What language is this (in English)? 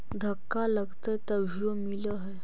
Magahi